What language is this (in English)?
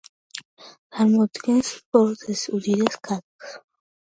Georgian